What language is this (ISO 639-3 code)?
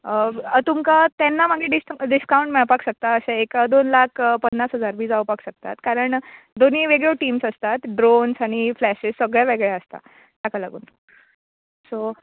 kok